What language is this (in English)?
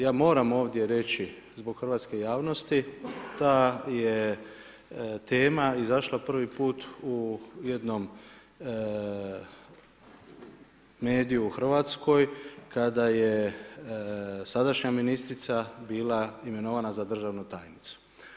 Croatian